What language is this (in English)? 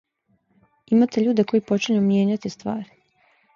Serbian